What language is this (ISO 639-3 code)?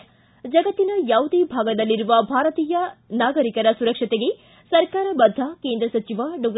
kan